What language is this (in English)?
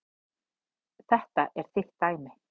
Icelandic